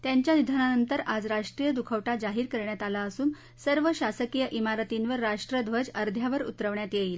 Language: Marathi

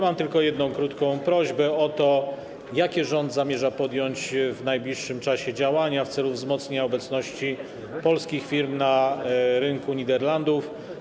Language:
Polish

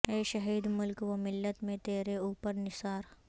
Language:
Urdu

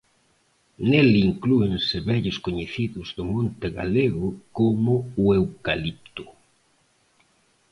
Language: Galician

